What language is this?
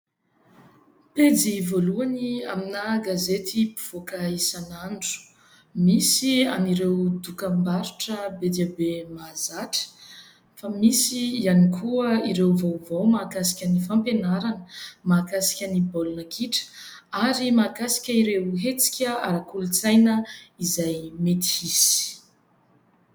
Malagasy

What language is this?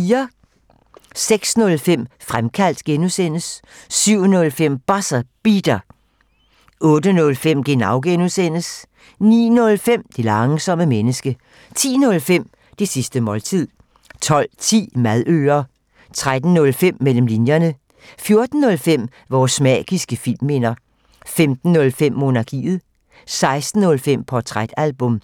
Danish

